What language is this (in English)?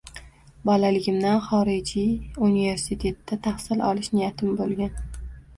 Uzbek